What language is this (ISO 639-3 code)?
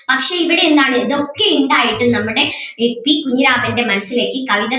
mal